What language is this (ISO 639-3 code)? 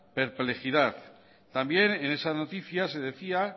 spa